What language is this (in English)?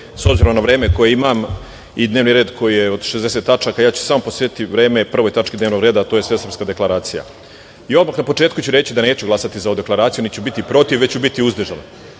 Serbian